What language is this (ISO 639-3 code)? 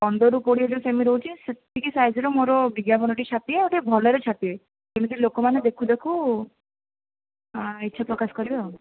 ori